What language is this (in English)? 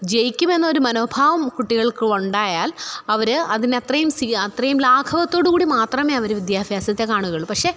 Malayalam